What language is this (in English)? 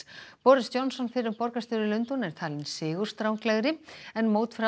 Icelandic